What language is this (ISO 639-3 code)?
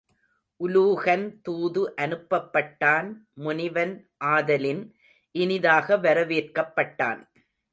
tam